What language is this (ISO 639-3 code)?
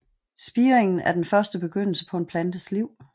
dan